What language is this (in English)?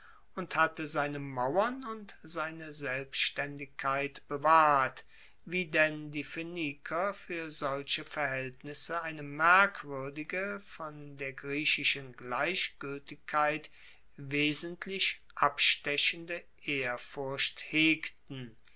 German